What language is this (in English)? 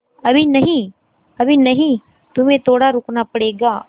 Hindi